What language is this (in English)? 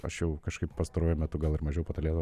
Lithuanian